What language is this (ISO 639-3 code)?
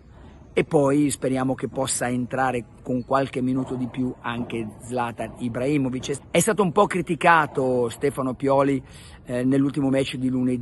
ita